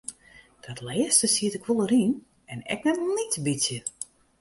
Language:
Western Frisian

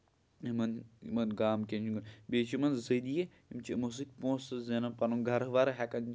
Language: Kashmiri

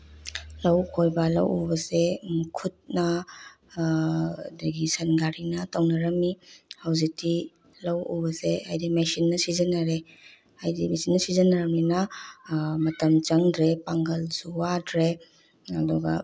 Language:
Manipuri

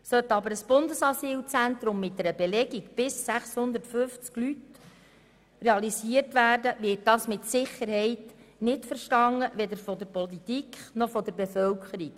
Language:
Swiss German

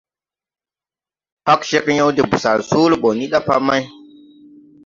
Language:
Tupuri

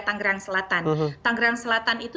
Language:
Indonesian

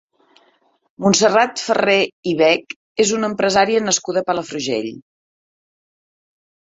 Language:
Catalan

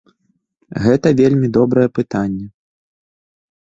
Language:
Belarusian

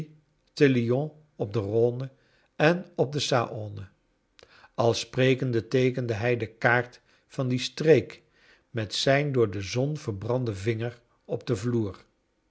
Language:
Dutch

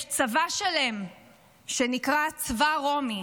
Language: Hebrew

